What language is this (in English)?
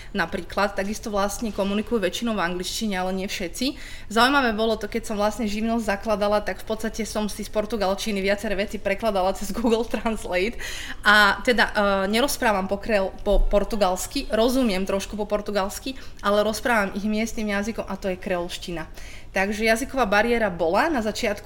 Slovak